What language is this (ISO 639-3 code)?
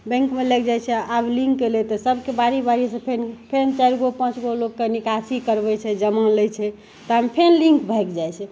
mai